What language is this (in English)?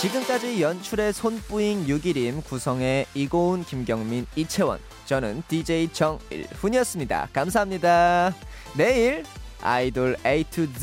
Korean